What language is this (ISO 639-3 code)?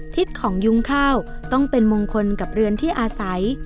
tha